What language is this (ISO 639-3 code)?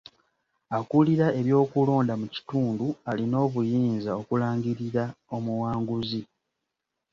lug